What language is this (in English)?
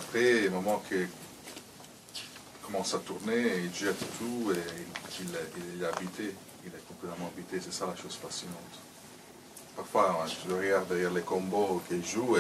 French